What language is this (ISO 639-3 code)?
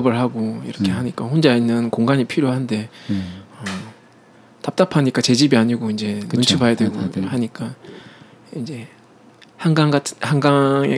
kor